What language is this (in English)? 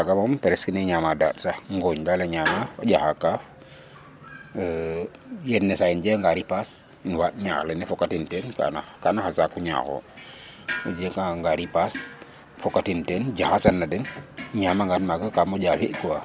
Serer